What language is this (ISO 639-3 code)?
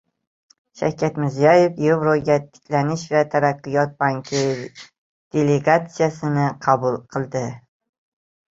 uzb